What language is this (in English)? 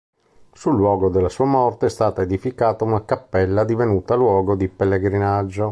Italian